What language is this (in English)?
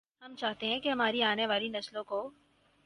Urdu